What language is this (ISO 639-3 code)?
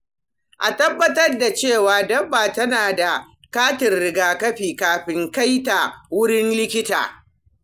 hau